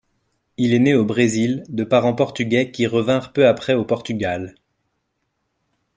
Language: French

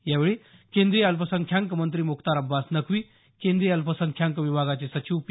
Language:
Marathi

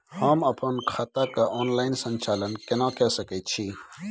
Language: Maithili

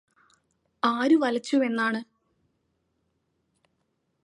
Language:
Malayalam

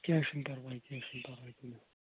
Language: Kashmiri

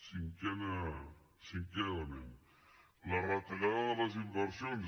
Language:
Catalan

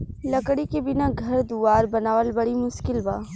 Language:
Bhojpuri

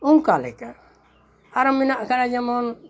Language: Santali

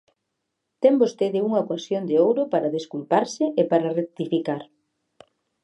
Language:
Galician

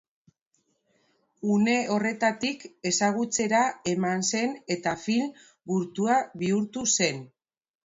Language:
Basque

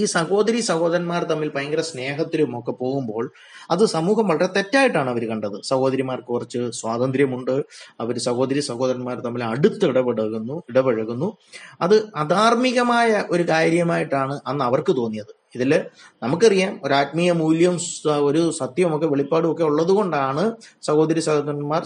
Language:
Malayalam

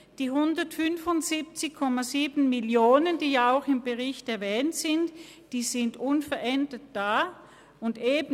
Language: Swiss German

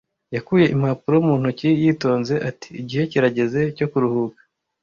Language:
Kinyarwanda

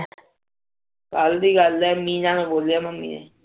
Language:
Punjabi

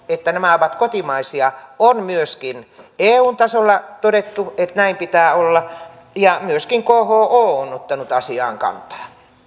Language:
Finnish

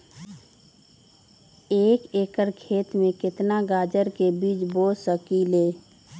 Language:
Magahi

